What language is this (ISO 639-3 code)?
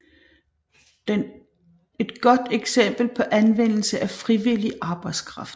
dan